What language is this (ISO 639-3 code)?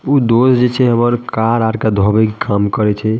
mai